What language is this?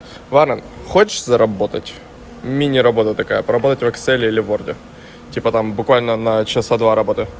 Russian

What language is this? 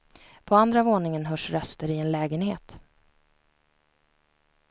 Swedish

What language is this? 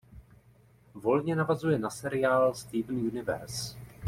Czech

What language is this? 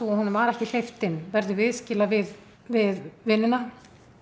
Icelandic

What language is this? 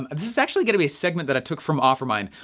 English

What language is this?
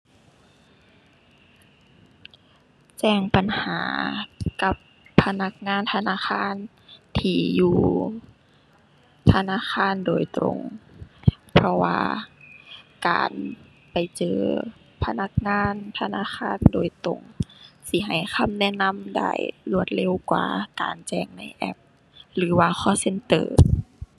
Thai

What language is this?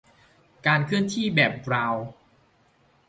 Thai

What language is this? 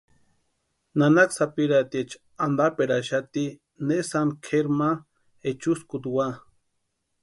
Western Highland Purepecha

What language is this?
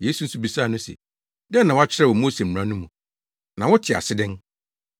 Akan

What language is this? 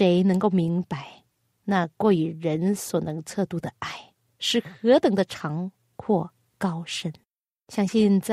Chinese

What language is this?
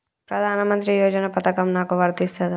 Telugu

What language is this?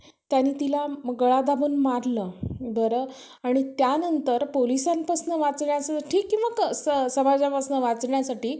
Marathi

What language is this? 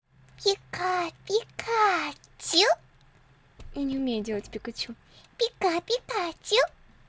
Russian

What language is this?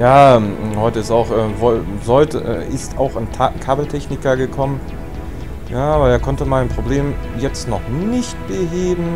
German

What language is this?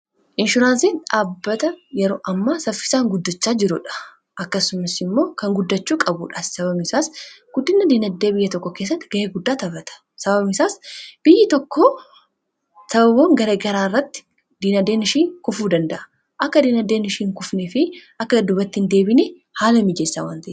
Oromo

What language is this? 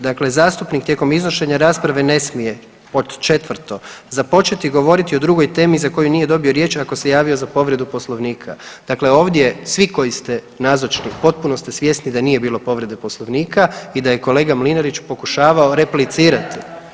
Croatian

